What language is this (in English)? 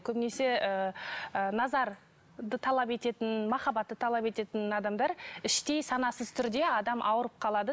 Kazakh